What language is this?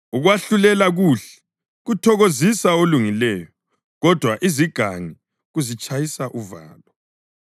North Ndebele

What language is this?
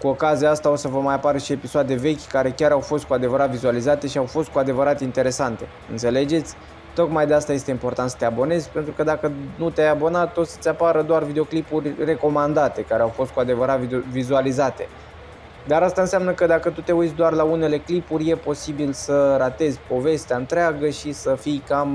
Romanian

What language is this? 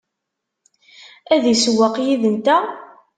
Kabyle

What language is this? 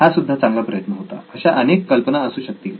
Marathi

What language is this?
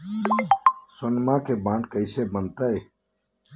Magahi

